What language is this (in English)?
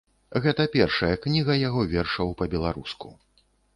Belarusian